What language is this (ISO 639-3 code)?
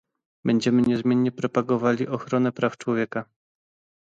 pol